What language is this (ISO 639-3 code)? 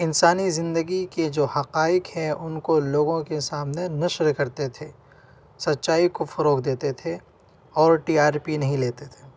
urd